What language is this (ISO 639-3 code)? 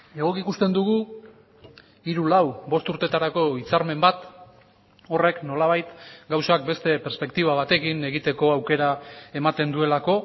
eus